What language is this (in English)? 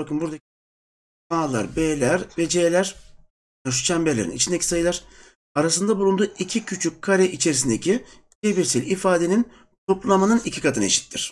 Turkish